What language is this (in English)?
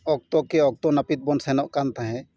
Santali